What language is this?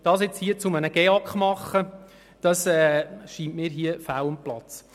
Swiss German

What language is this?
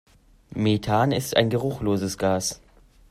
German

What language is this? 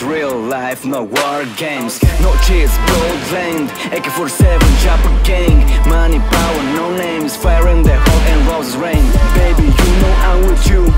English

